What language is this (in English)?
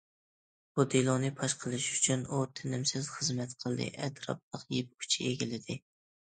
Uyghur